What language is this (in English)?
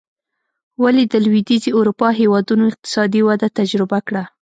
Pashto